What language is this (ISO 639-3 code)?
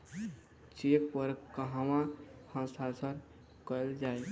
bho